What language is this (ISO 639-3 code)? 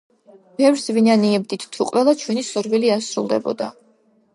kat